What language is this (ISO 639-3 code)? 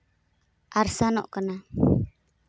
sat